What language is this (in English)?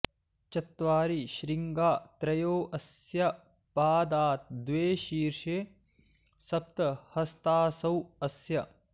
Sanskrit